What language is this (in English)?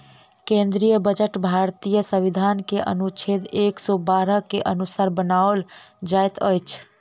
Maithili